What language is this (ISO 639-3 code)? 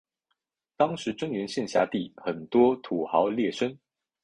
zho